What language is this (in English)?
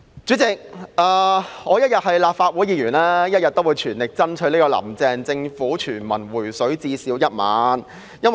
Cantonese